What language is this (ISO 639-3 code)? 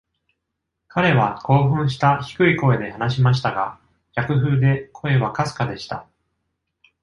jpn